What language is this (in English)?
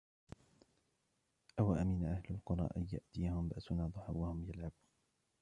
Arabic